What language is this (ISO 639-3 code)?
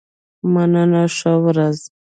pus